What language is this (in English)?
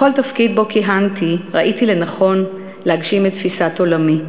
Hebrew